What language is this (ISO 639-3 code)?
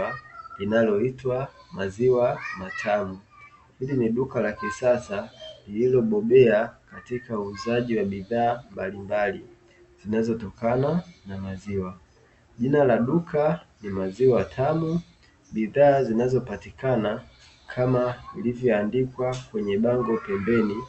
swa